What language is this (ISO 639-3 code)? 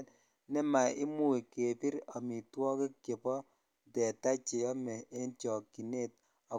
kln